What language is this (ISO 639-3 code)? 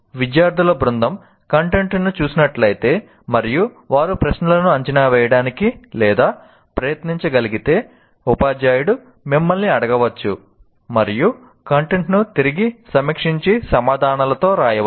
tel